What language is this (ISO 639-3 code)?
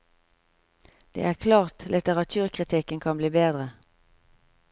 nor